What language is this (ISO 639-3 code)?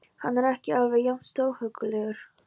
isl